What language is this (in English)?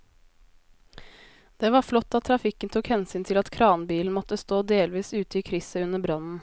Norwegian